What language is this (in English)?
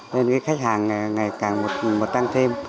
Vietnamese